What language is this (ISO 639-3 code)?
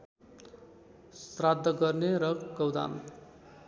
nep